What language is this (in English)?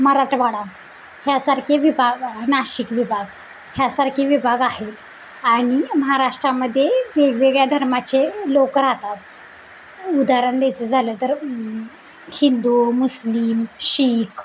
Marathi